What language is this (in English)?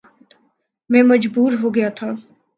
Urdu